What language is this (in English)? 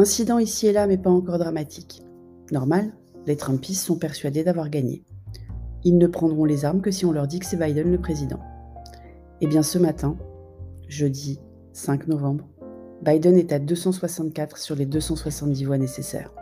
French